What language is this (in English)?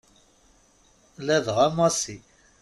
Kabyle